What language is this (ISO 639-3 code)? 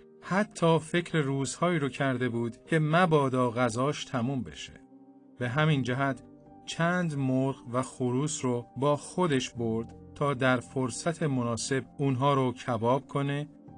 fas